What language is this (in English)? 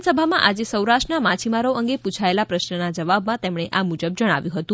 Gujarati